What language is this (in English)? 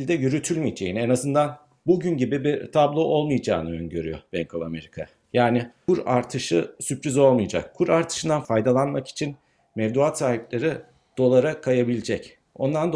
Turkish